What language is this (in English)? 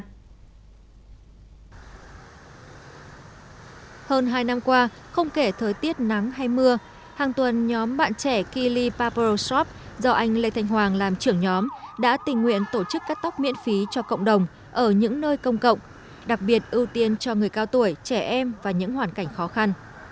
Vietnamese